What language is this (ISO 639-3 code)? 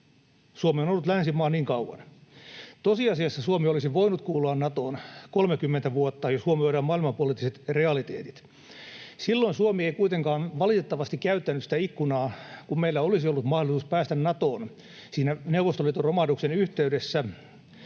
fin